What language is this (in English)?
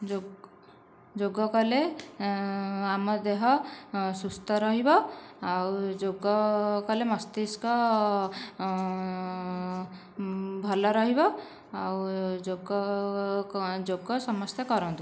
Odia